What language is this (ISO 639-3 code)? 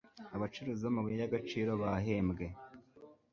kin